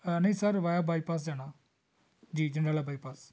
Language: Punjabi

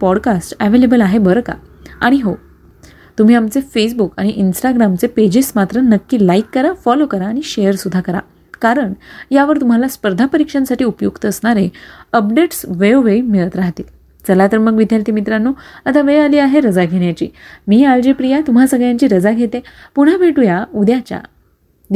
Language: Marathi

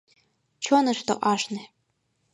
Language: Mari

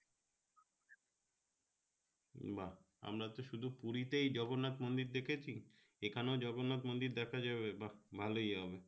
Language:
Bangla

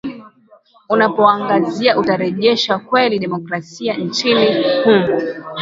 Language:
Swahili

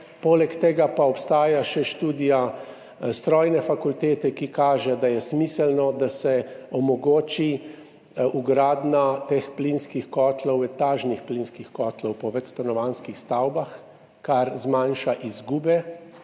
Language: Slovenian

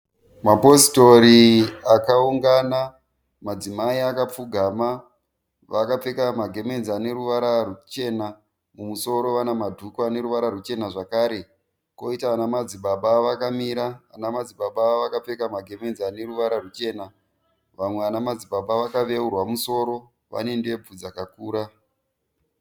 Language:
Shona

